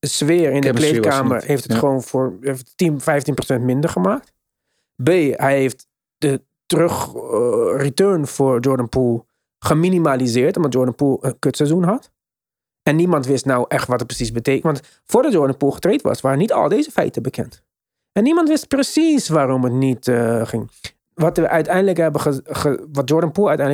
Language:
Dutch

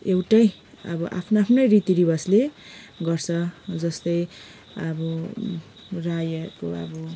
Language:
Nepali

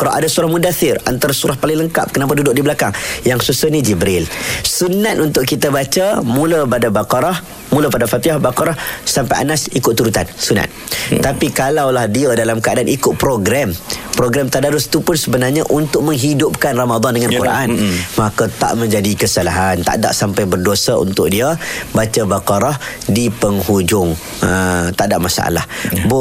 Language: Malay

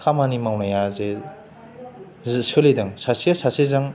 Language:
Bodo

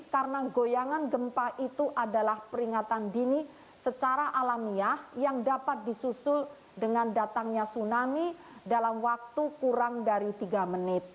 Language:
Indonesian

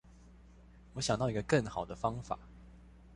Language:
Chinese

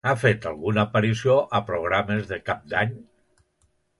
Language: Catalan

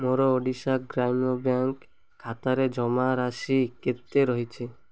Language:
Odia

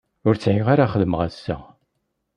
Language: Kabyle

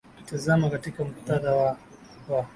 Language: Swahili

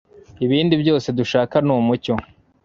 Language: Kinyarwanda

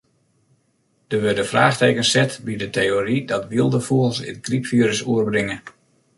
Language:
Western Frisian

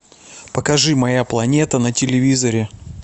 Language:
Russian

